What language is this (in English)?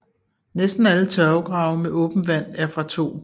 Danish